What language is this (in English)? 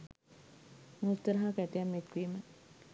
Sinhala